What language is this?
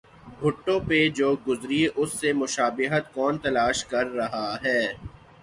Urdu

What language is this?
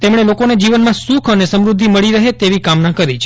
Gujarati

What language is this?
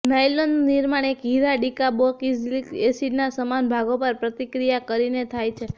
Gujarati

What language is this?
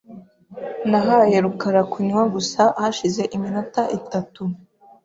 Kinyarwanda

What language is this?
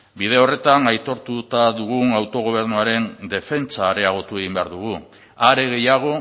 Basque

